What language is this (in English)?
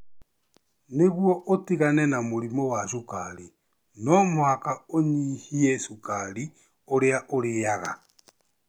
Kikuyu